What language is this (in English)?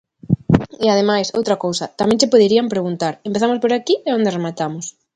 Galician